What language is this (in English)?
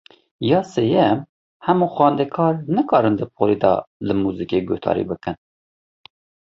Kurdish